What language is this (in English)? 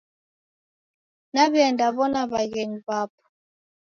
Taita